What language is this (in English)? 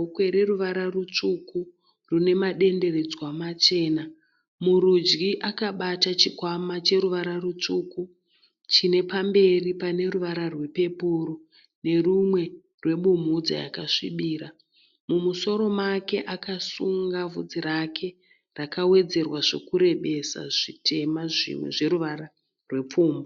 Shona